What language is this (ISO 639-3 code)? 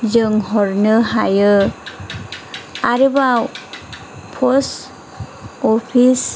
brx